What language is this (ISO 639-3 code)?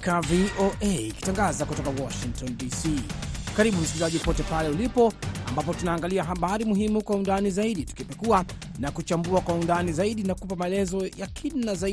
swa